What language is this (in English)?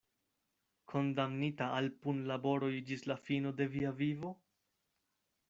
Esperanto